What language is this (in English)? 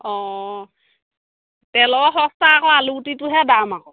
Assamese